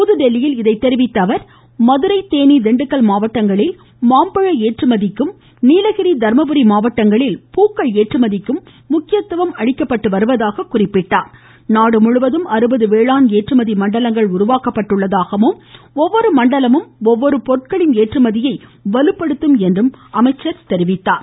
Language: Tamil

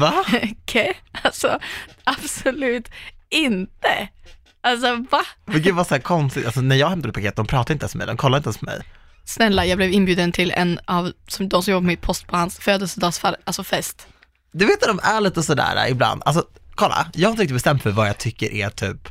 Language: Swedish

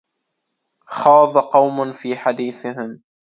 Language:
Arabic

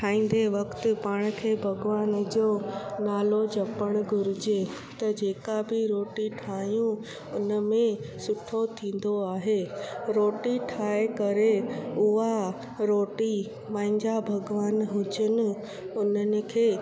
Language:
Sindhi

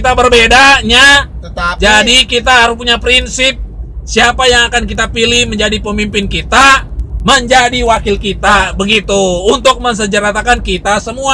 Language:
Indonesian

